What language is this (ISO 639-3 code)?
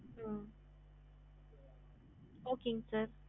tam